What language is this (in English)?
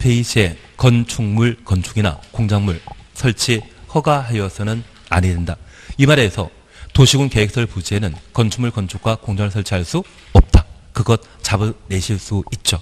Korean